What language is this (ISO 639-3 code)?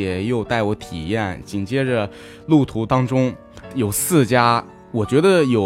zho